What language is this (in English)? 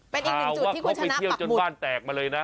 Thai